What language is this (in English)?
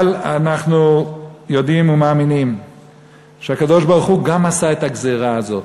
Hebrew